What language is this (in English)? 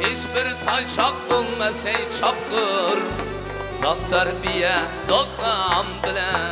Turkish